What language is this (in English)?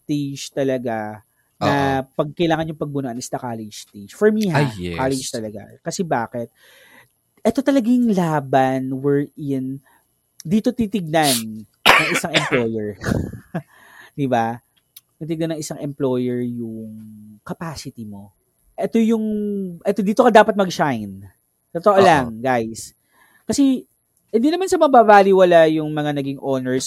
Filipino